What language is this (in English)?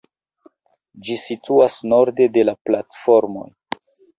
Esperanto